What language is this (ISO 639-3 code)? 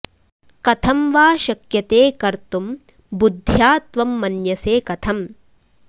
san